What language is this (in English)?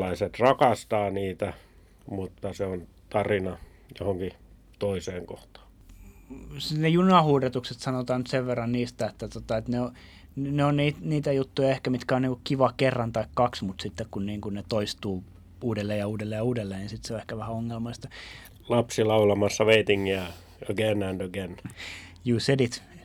Finnish